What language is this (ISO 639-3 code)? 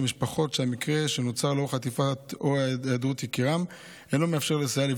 heb